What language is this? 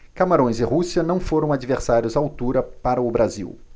Portuguese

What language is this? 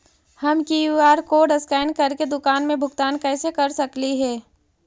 Magahi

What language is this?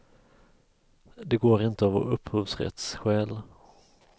Swedish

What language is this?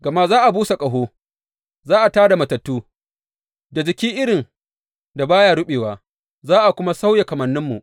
Hausa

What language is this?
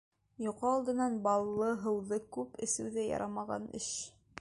Bashkir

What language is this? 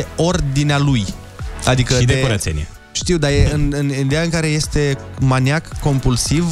Romanian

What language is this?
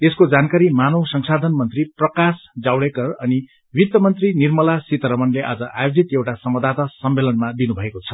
Nepali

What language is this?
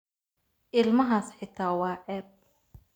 Somali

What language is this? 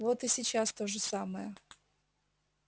Russian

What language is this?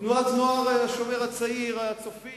Hebrew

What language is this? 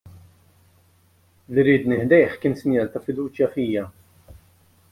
Maltese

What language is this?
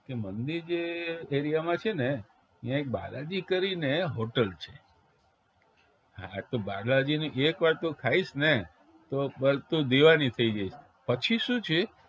Gujarati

